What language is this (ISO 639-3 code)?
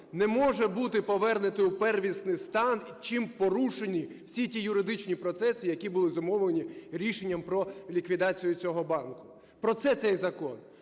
ukr